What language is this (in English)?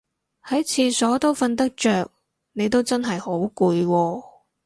Cantonese